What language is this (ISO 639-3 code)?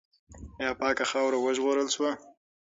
pus